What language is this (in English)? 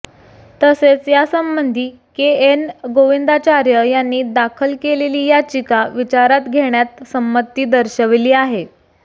Marathi